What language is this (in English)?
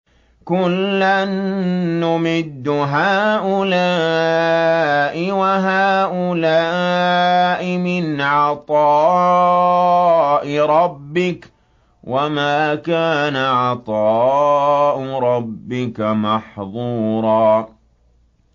Arabic